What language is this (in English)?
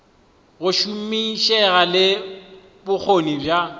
Northern Sotho